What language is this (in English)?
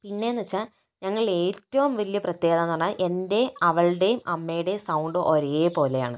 Malayalam